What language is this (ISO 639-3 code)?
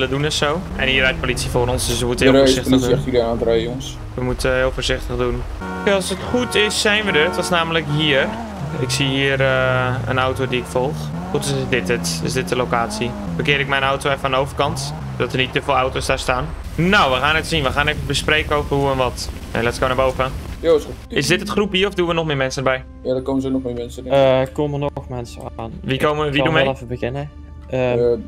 nld